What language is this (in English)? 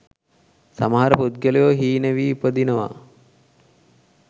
Sinhala